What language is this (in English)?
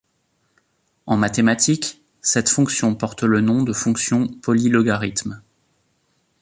French